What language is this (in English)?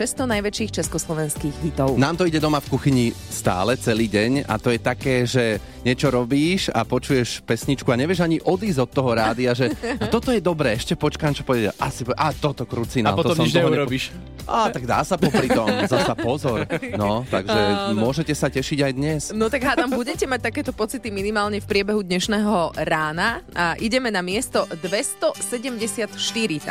Slovak